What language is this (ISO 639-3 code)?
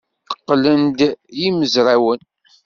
kab